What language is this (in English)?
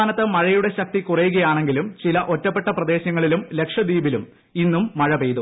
Malayalam